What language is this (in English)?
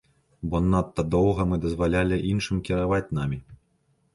Belarusian